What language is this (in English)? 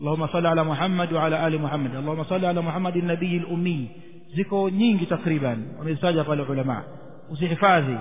Arabic